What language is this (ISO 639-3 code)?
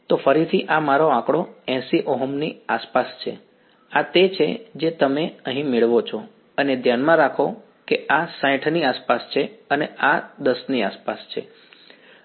guj